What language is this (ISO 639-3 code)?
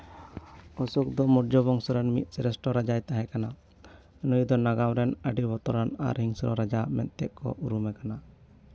sat